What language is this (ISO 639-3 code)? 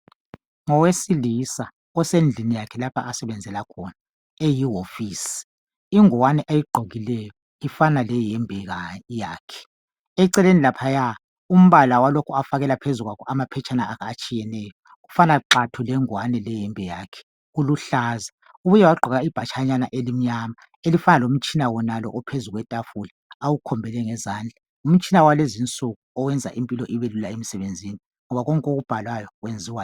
nde